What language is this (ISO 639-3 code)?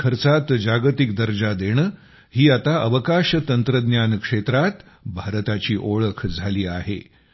mar